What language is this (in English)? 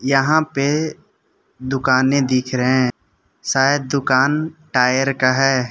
Hindi